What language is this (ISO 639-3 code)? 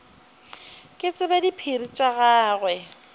nso